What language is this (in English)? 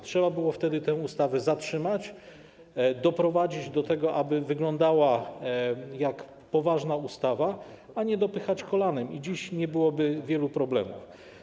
Polish